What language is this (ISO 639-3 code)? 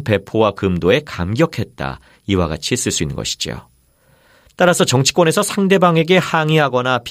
kor